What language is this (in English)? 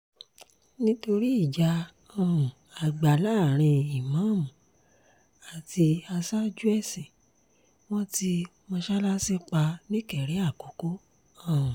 Yoruba